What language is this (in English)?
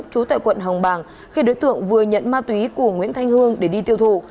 Vietnamese